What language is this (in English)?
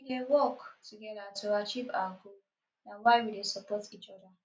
Nigerian Pidgin